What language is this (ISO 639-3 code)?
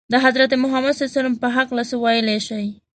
pus